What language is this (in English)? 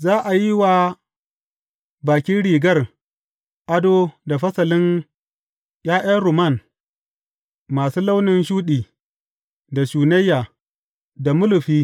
Hausa